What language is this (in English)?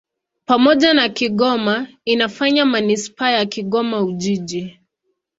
Swahili